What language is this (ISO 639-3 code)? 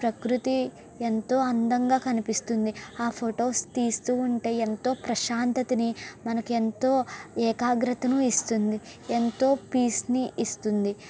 tel